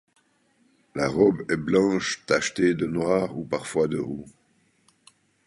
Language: French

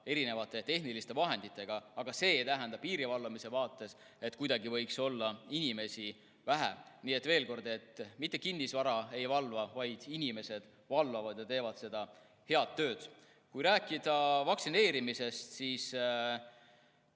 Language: Estonian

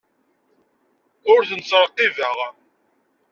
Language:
Kabyle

